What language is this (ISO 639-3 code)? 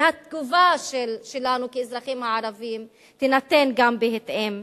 heb